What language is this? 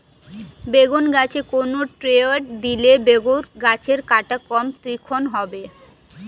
Bangla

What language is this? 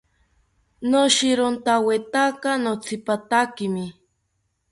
South Ucayali Ashéninka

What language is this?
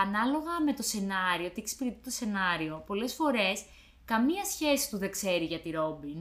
Greek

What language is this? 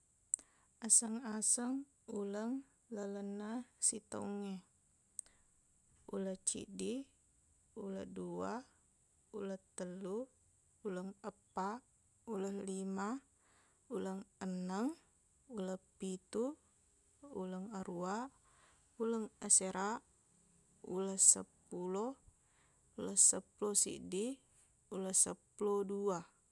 Buginese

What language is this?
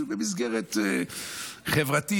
Hebrew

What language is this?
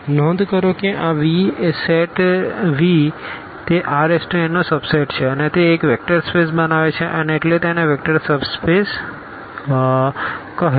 Gujarati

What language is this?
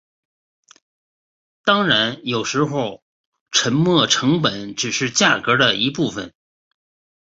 Chinese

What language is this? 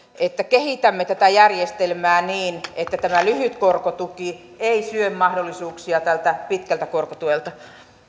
Finnish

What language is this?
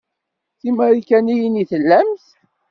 Kabyle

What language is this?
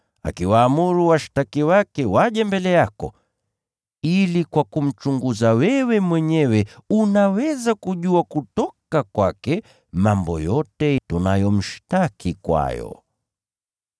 Swahili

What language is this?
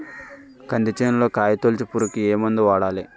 Telugu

